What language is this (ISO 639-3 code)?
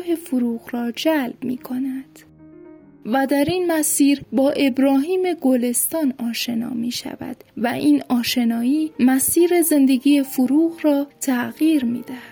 fas